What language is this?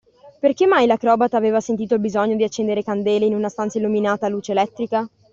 Italian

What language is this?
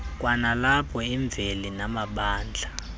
Xhosa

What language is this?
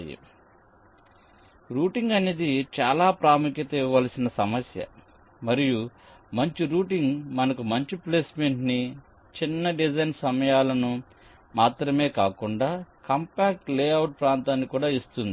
Telugu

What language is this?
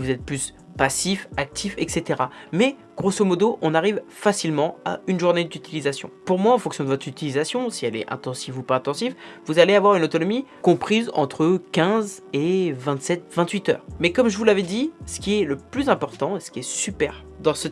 French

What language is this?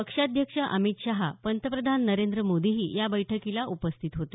Marathi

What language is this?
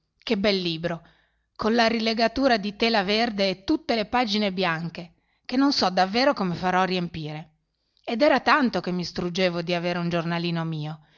Italian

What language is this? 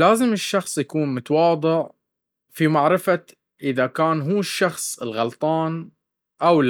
Baharna Arabic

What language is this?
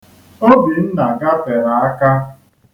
Igbo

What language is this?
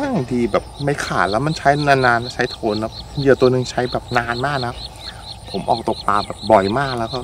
Thai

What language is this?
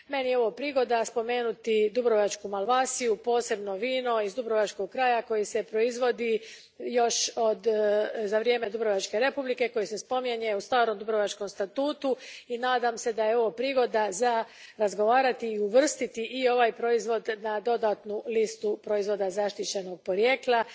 Croatian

